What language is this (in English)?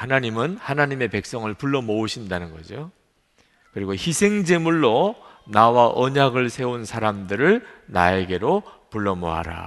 Korean